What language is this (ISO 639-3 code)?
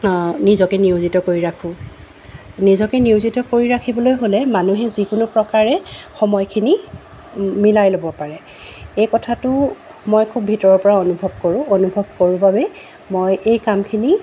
asm